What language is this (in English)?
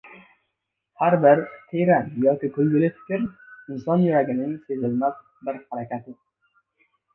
Uzbek